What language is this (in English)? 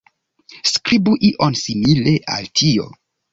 Esperanto